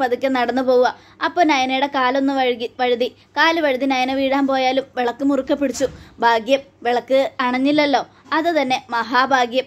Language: Malayalam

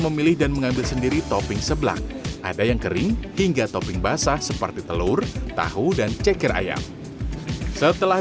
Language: Indonesian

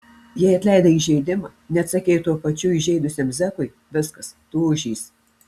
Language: Lithuanian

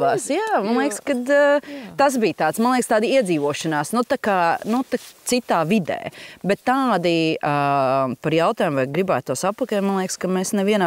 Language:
Latvian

